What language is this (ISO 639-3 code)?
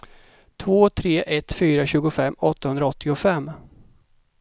swe